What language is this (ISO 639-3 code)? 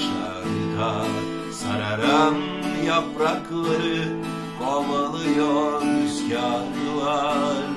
tur